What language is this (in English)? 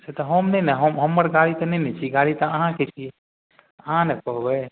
Maithili